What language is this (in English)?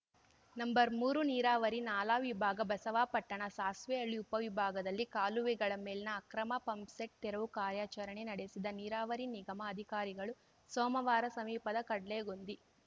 Kannada